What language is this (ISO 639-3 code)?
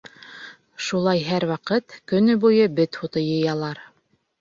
bak